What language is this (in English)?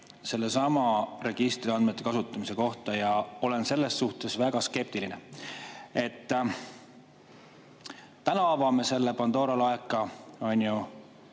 Estonian